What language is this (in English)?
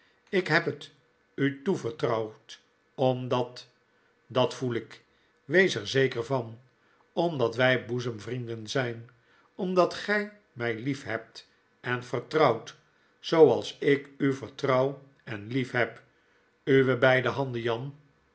Dutch